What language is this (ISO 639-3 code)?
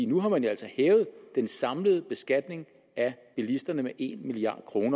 dan